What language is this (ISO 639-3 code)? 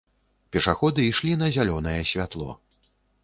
bel